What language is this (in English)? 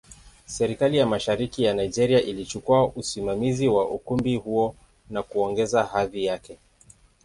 Swahili